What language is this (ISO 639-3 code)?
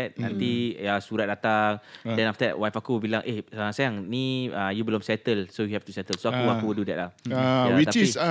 msa